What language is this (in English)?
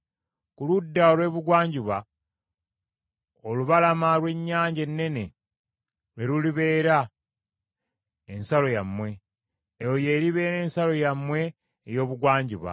Ganda